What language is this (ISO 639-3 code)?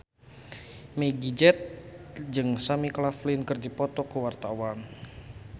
sun